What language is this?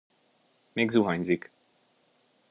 Hungarian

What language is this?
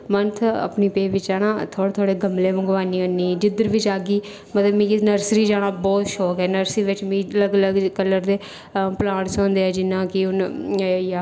Dogri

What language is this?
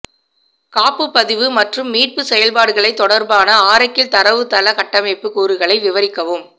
Tamil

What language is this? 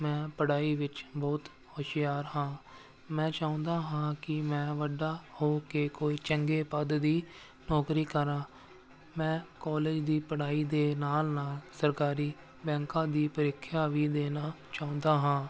Punjabi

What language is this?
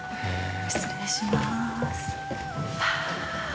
Japanese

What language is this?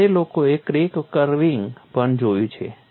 Gujarati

